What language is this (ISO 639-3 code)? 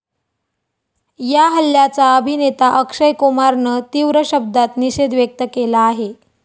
mar